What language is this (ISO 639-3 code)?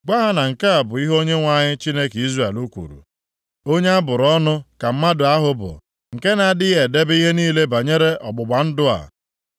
ibo